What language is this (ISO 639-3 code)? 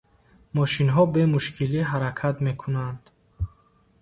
tgk